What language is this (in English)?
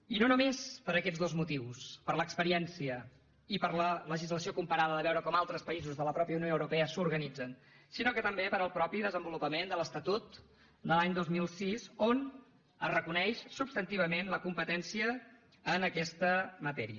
Catalan